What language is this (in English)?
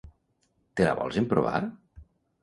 Catalan